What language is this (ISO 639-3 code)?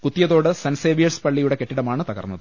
mal